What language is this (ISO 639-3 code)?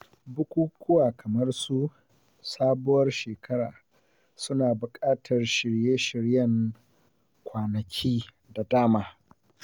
hau